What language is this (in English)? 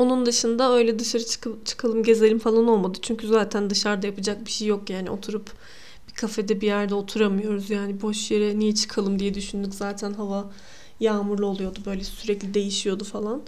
Turkish